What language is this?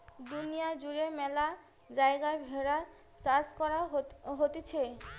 Bangla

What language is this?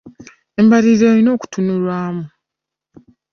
Ganda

